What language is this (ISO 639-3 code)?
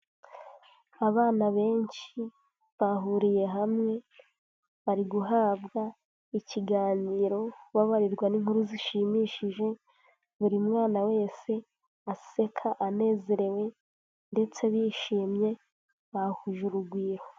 kin